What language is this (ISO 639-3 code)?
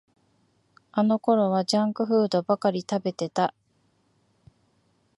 jpn